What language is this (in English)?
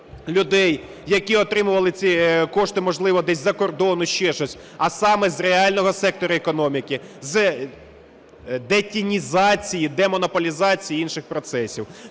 Ukrainian